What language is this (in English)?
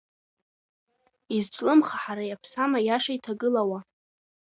Abkhazian